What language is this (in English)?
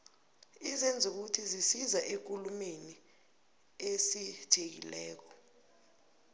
South Ndebele